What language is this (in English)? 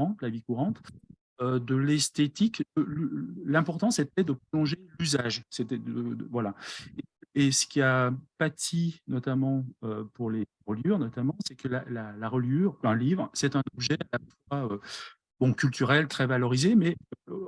French